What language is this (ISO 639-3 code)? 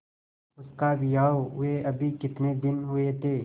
hin